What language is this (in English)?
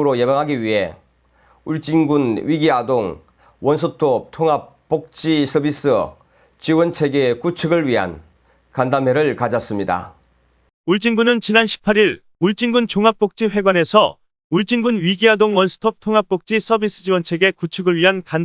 Korean